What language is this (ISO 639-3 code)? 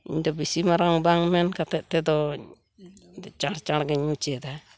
sat